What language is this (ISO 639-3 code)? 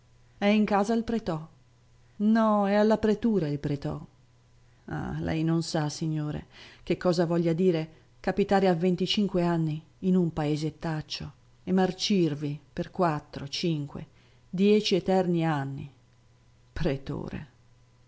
ita